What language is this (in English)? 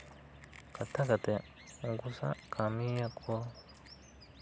Santali